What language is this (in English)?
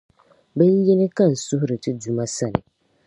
Dagbani